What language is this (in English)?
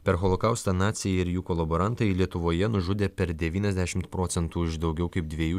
Lithuanian